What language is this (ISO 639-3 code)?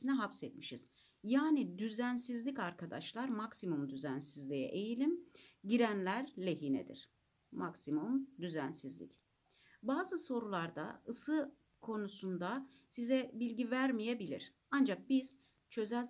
tur